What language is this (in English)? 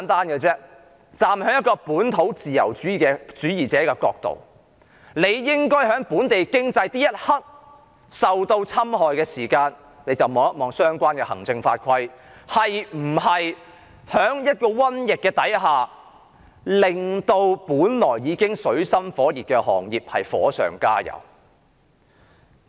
Cantonese